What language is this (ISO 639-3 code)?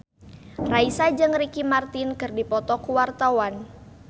sun